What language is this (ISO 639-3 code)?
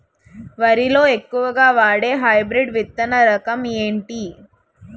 tel